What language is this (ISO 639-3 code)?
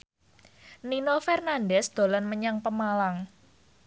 jav